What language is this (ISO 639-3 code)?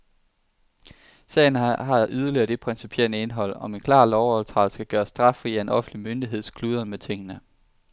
dan